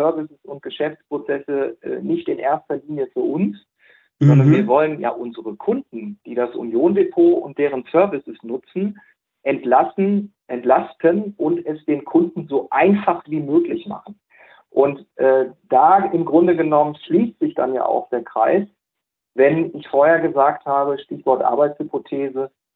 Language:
German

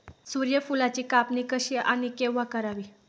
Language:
Marathi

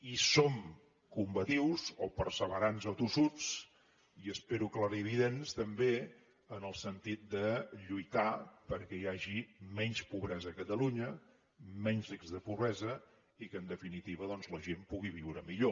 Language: Catalan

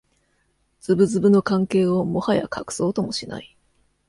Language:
Japanese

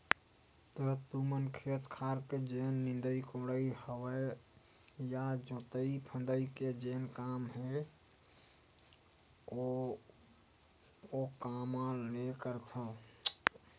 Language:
Chhattisgarhi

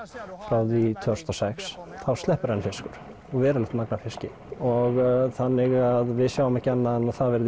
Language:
Icelandic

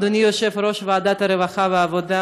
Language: Hebrew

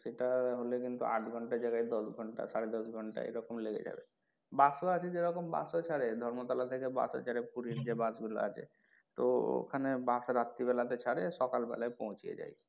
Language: Bangla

